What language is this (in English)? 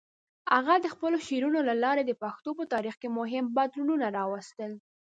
Pashto